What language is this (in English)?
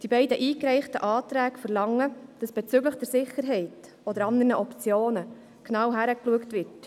Swiss German